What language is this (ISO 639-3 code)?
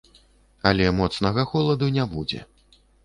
bel